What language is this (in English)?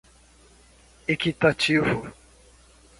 Portuguese